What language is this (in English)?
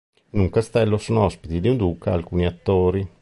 Italian